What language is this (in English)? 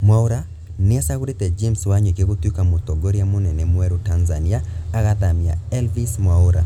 Kikuyu